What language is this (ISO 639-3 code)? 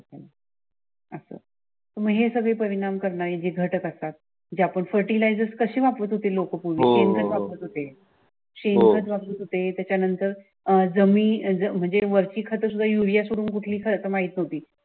mar